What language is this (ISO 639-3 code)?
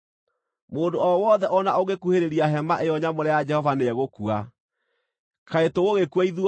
kik